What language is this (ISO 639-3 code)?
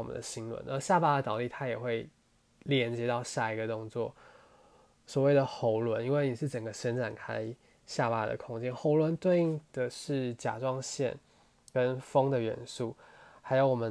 zho